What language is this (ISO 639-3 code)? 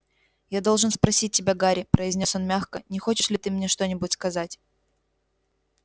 rus